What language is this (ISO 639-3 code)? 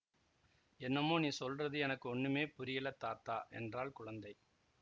tam